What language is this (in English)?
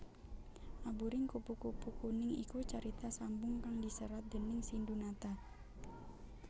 Javanese